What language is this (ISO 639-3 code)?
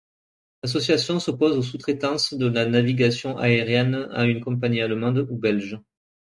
fra